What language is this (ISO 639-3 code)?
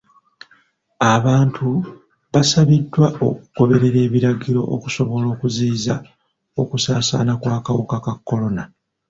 lug